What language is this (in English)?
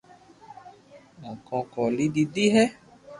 Loarki